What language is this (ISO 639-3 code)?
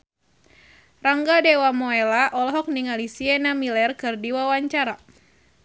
sun